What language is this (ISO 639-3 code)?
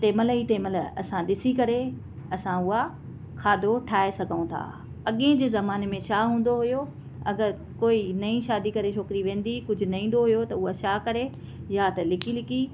snd